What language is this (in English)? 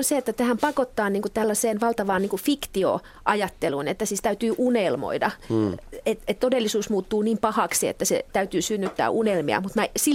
Finnish